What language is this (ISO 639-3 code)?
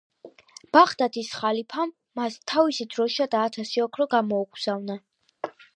kat